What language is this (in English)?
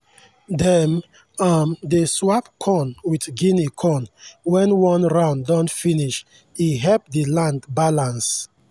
Nigerian Pidgin